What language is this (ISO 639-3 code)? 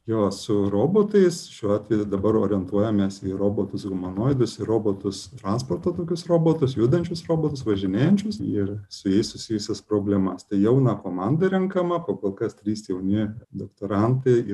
lit